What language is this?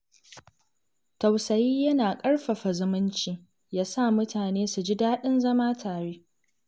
Hausa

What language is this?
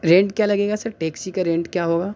Urdu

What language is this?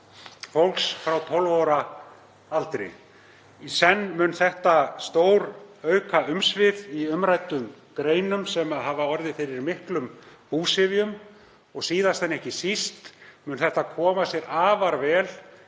Icelandic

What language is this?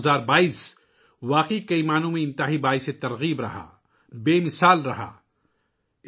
Urdu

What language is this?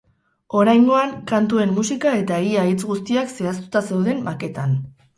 Basque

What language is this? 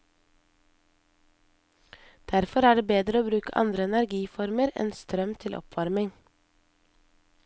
Norwegian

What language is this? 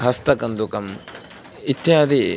Sanskrit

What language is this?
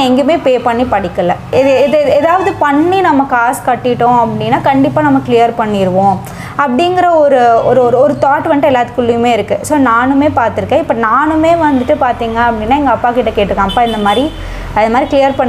Thai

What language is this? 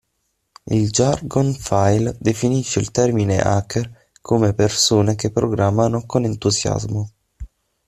Italian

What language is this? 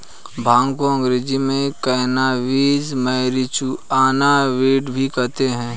Hindi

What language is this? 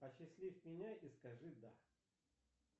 Russian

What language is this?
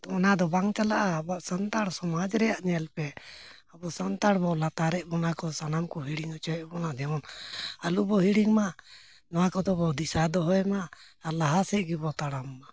Santali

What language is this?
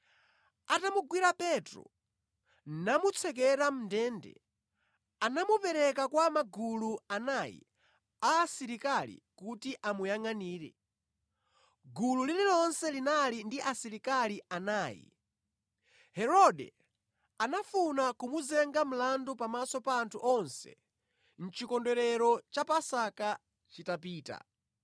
Nyanja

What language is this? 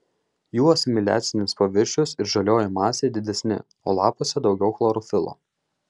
Lithuanian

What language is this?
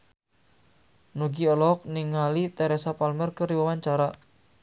Sundanese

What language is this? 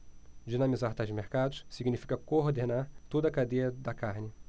Portuguese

